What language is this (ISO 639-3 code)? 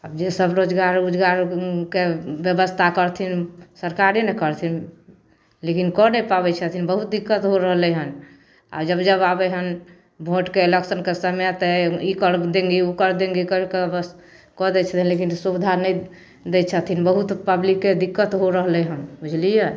mai